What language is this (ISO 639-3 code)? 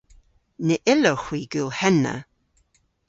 cor